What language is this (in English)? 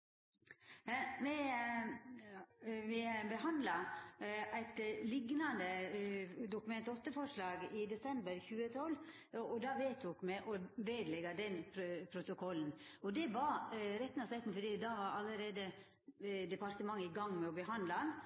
Norwegian Nynorsk